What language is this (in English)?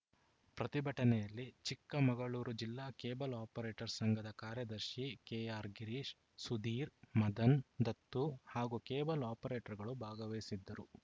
Kannada